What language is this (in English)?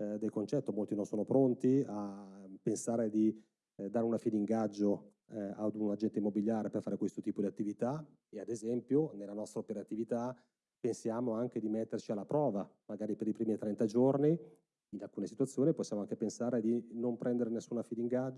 Italian